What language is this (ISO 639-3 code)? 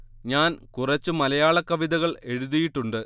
mal